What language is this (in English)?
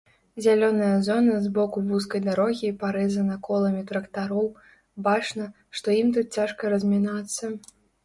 Belarusian